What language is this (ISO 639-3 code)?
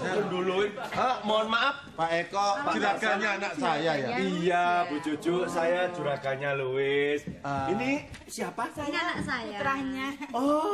ind